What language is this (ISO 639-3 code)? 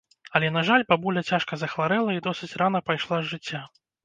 bel